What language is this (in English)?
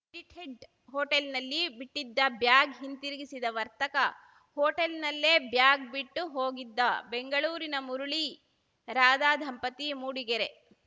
Kannada